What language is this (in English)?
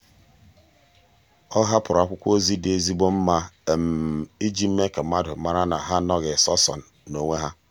Igbo